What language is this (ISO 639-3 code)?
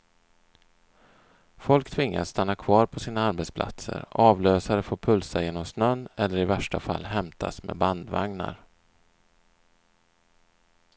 swe